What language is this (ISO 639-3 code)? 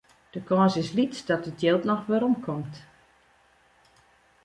fry